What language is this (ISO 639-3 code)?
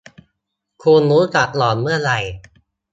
tha